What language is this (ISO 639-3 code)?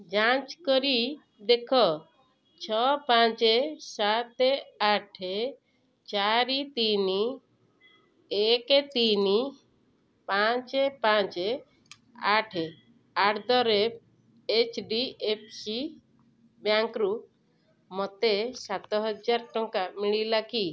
ori